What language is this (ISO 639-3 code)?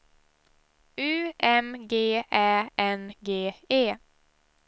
swe